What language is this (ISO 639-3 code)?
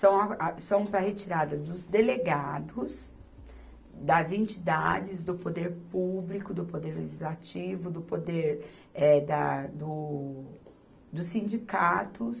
por